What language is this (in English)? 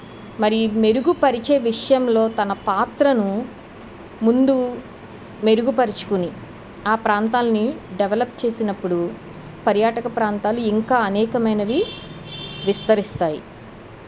Telugu